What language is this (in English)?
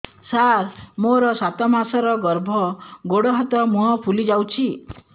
Odia